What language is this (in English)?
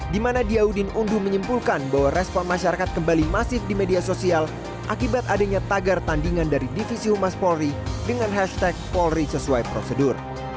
Indonesian